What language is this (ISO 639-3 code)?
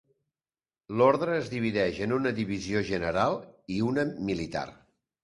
cat